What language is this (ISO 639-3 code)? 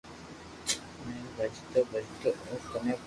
lrk